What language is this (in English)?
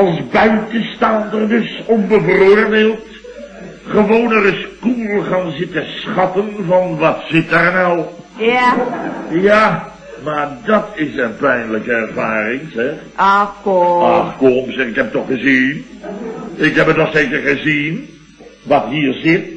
Dutch